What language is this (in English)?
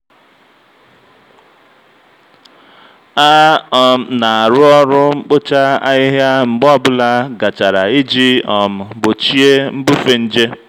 Igbo